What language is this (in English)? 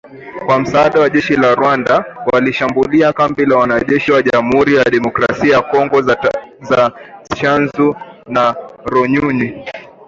Swahili